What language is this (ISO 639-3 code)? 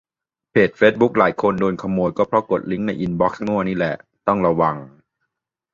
tha